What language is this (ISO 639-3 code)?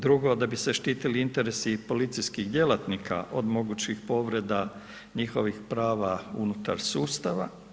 hrv